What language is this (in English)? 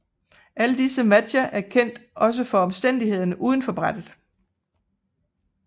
Danish